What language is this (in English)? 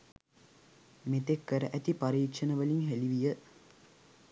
Sinhala